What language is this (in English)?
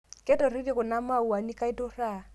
Masai